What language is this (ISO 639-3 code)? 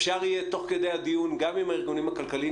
heb